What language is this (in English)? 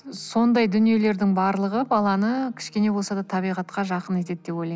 Kazakh